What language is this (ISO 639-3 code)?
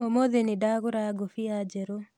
kik